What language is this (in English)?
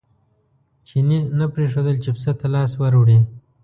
Pashto